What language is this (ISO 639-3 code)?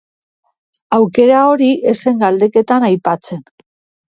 eus